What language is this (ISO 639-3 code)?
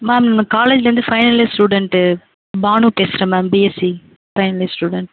tam